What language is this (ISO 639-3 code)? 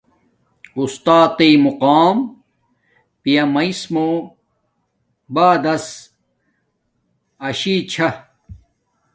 dmk